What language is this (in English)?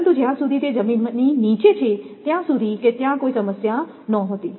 Gujarati